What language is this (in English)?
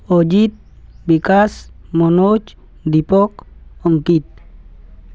Odia